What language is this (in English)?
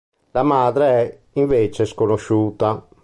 Italian